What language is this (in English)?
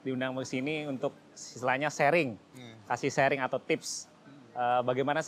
Indonesian